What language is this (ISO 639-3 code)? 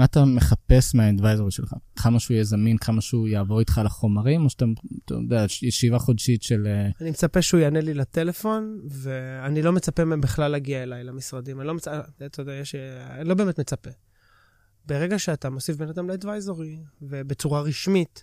heb